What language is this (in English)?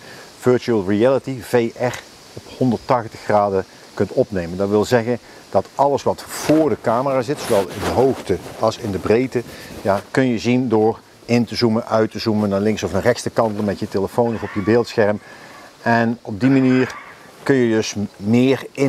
Dutch